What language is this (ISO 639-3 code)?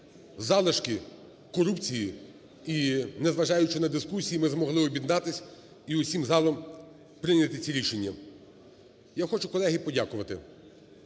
ukr